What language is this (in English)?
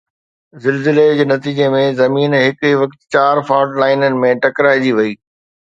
Sindhi